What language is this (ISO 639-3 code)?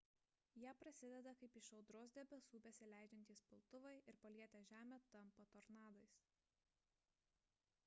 lit